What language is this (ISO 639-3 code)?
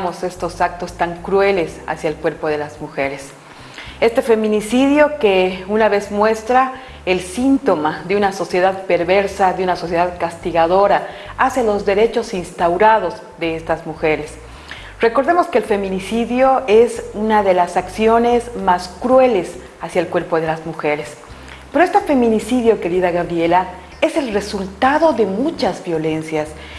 spa